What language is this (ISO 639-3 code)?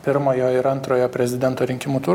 lit